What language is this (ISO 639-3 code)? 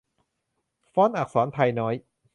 tha